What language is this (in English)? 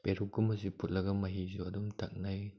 Manipuri